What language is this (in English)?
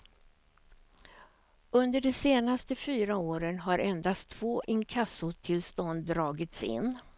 Swedish